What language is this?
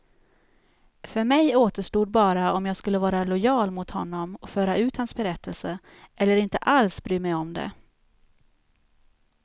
Swedish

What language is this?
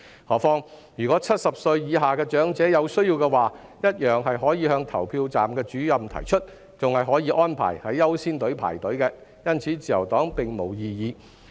Cantonese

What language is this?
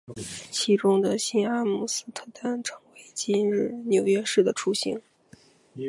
Chinese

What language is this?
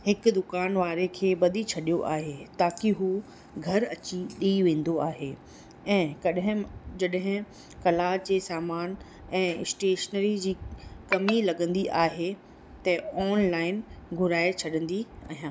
Sindhi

